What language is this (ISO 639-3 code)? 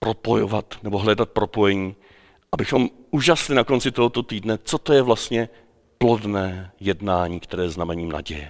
ces